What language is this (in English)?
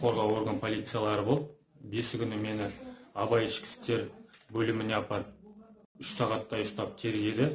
Turkish